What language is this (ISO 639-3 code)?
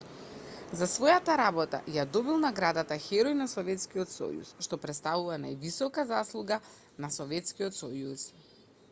mkd